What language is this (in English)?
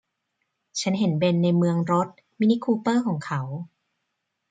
Thai